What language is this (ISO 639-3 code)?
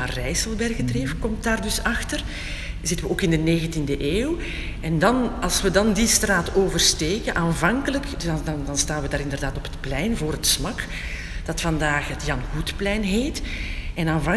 nld